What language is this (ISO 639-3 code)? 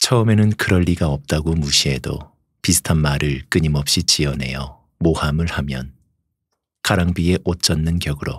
kor